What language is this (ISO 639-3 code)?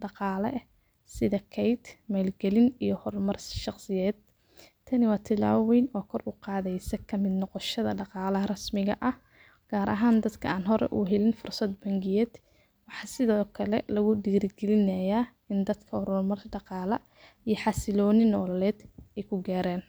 som